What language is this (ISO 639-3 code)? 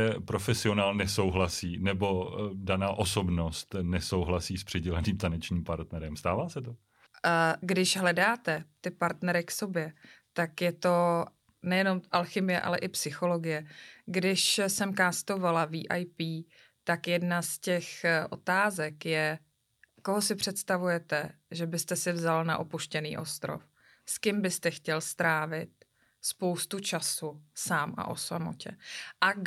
ces